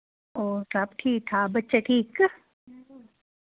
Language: Dogri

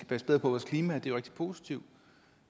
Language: Danish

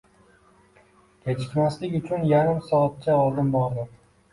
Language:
Uzbek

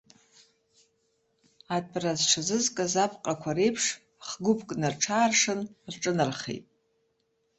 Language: Abkhazian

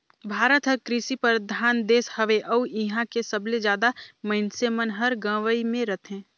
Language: Chhattisgarhi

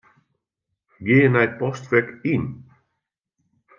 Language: Western Frisian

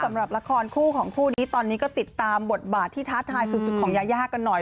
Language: Thai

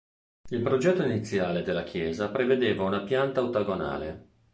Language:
Italian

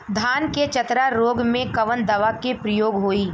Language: Bhojpuri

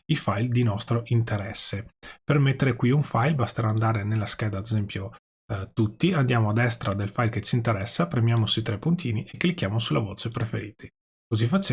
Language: Italian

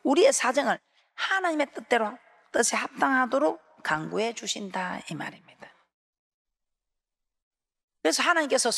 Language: Korean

